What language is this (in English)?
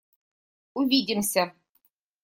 Russian